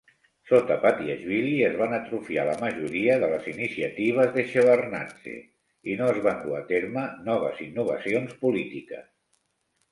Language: Catalan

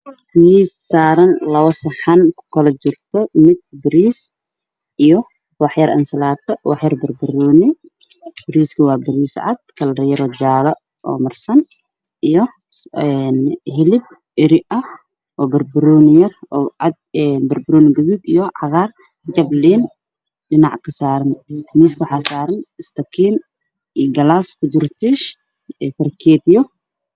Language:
Somali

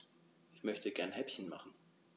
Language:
German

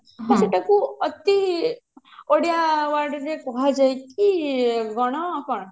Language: Odia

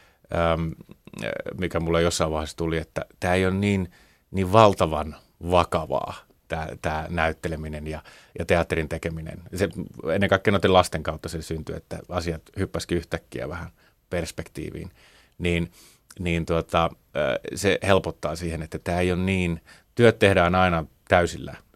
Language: Finnish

